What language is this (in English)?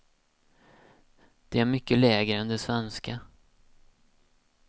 Swedish